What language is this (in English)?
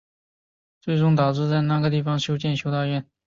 Chinese